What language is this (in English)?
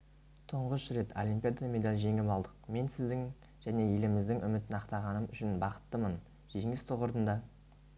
Kazakh